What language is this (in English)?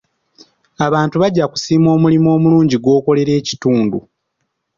Ganda